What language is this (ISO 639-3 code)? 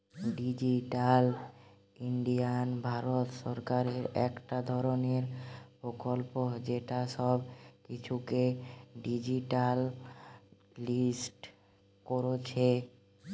ben